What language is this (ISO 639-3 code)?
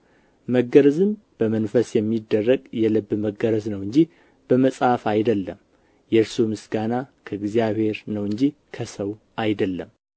amh